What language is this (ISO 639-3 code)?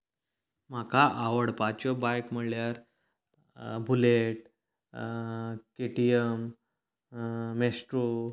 kok